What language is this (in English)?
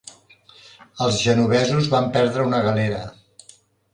Catalan